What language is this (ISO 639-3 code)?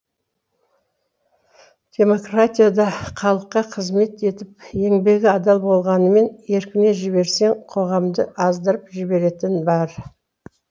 kaz